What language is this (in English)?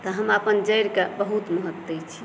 Maithili